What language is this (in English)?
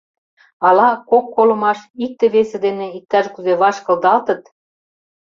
Mari